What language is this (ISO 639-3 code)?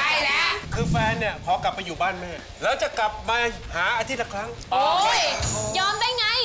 tha